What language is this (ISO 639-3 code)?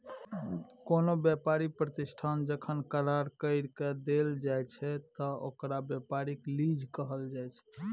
mai